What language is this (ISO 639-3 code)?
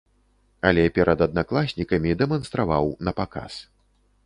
bel